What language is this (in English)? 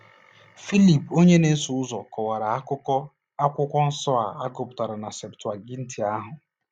Igbo